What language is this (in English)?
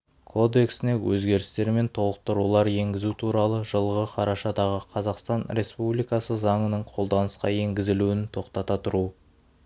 Kazakh